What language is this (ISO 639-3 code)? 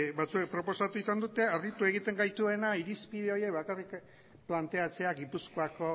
eus